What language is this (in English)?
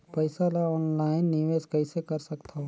Chhattisgarhi